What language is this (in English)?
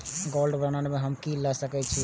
Maithili